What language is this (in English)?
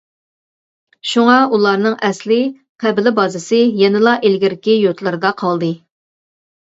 Uyghur